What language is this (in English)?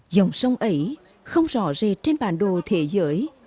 Vietnamese